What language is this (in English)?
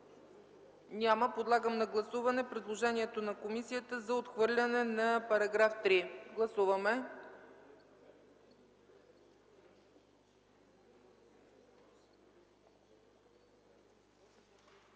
Bulgarian